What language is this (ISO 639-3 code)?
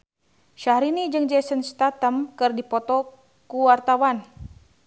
sun